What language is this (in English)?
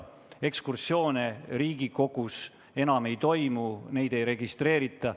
Estonian